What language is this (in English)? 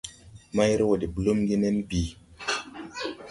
Tupuri